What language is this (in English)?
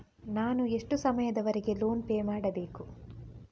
Kannada